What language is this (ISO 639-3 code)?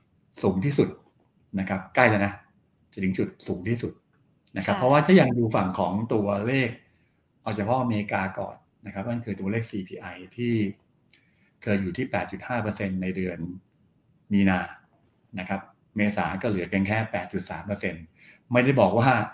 tha